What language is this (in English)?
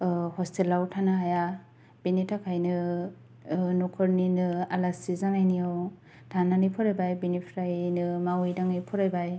Bodo